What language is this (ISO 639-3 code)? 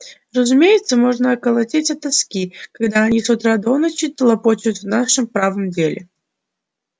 rus